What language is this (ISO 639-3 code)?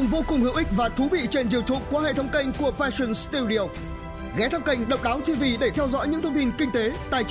vie